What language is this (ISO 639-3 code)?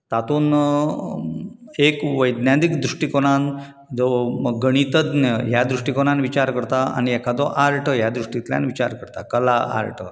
kok